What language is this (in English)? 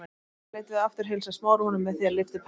Icelandic